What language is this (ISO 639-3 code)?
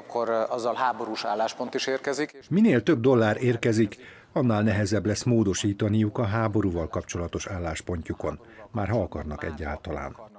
hun